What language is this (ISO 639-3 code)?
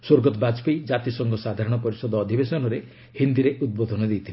ori